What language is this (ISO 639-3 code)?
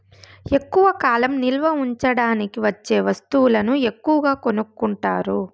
tel